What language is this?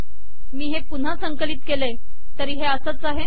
Marathi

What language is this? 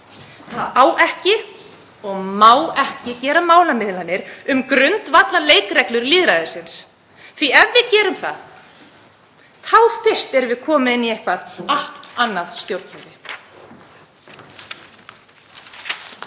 Icelandic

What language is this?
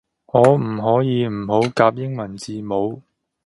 Cantonese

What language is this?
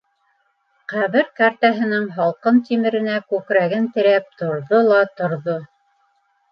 Bashkir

